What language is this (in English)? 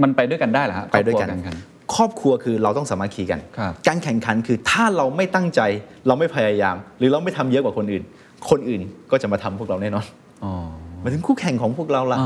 Thai